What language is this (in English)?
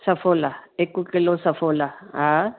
Sindhi